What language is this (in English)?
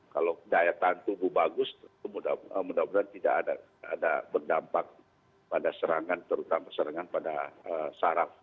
Indonesian